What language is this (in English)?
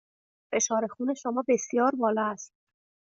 Persian